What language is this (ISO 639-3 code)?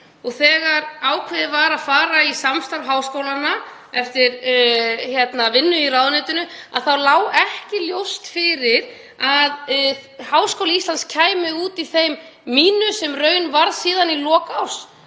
isl